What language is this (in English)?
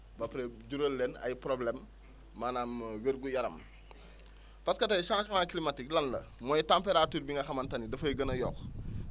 Wolof